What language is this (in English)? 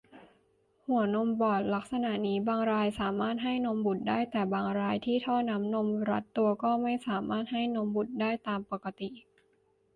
Thai